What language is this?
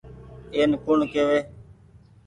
Goaria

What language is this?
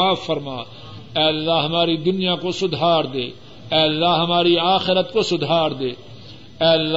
Urdu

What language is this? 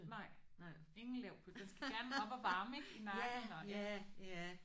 Danish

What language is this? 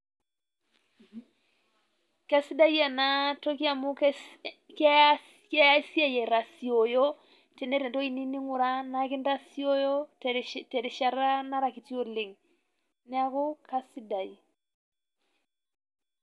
Masai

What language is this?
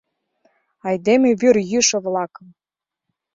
Mari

